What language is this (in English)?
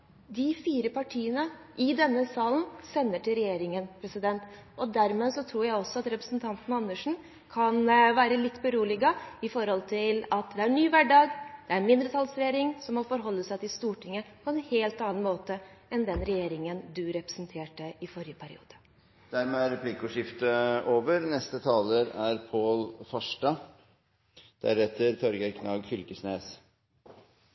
Norwegian